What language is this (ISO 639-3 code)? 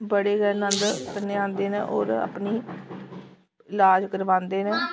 doi